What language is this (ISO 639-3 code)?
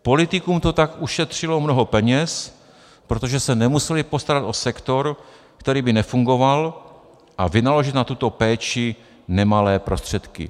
ces